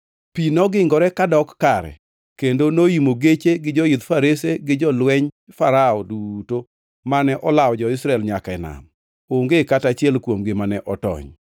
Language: Luo (Kenya and Tanzania)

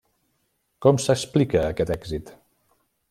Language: Catalan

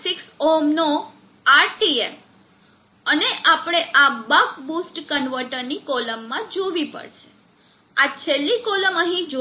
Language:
Gujarati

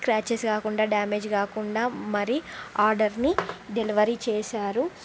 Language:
Telugu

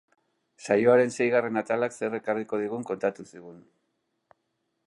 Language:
Basque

